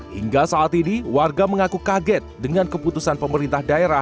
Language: Indonesian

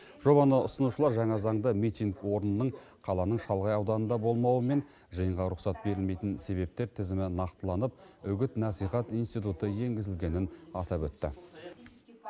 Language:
Kazakh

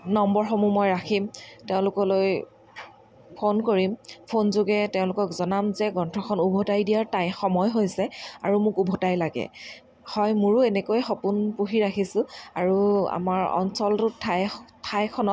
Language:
Assamese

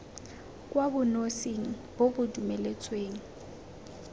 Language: Tswana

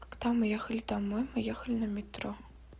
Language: Russian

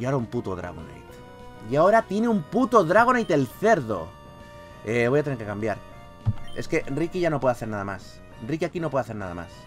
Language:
Spanish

